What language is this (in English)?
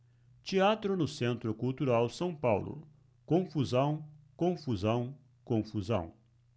Portuguese